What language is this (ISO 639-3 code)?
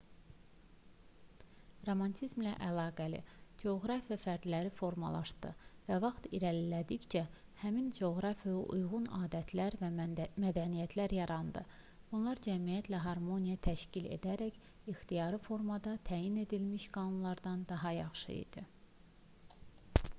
aze